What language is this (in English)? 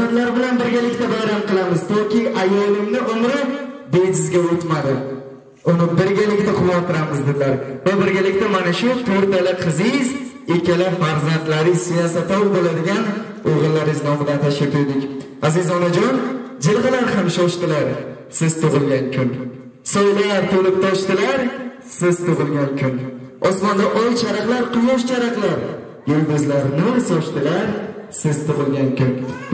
Turkish